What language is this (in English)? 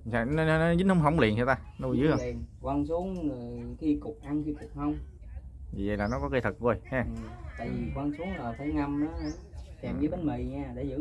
Vietnamese